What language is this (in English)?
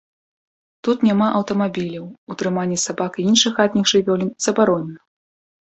Belarusian